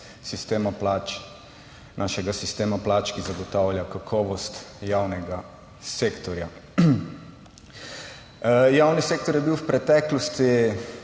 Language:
Slovenian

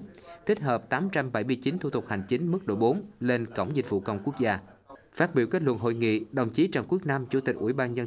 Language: Vietnamese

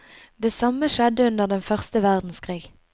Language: Norwegian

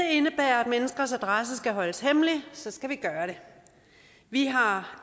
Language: Danish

